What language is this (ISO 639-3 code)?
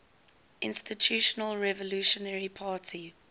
eng